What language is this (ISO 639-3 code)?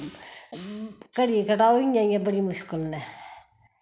doi